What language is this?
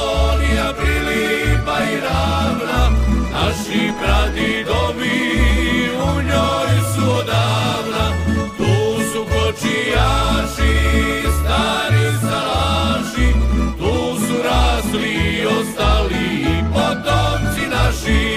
Croatian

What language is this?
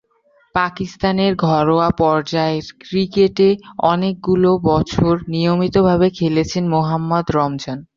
Bangla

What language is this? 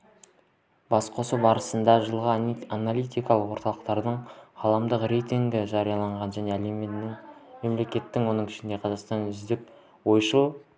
Kazakh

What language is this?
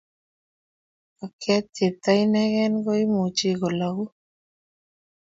Kalenjin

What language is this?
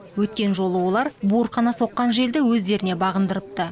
Kazakh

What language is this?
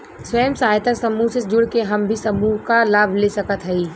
Bhojpuri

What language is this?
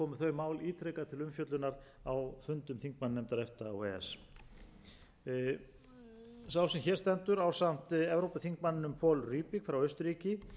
Icelandic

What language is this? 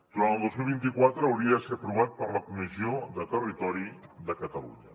Catalan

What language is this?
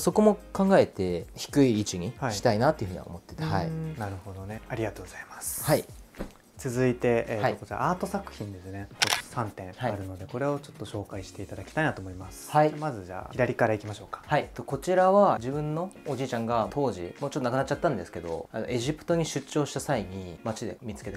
Japanese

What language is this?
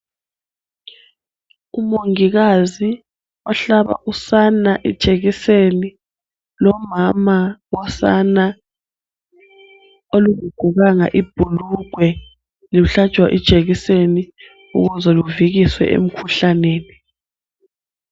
North Ndebele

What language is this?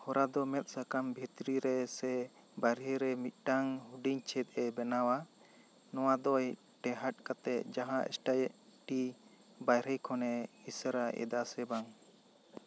Santali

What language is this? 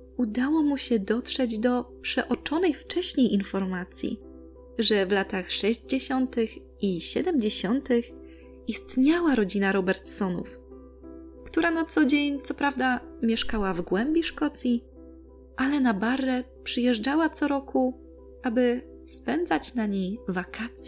Polish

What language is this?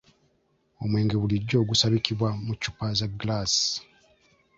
Ganda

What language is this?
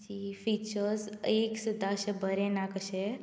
Konkani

